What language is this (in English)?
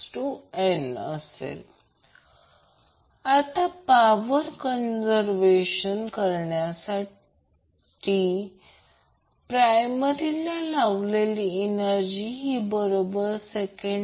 Marathi